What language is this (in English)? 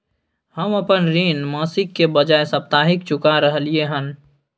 Maithili